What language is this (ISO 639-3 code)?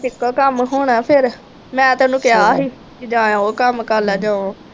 pan